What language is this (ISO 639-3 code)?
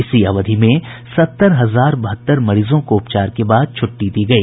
hin